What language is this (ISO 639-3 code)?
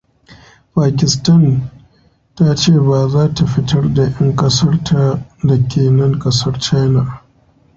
hau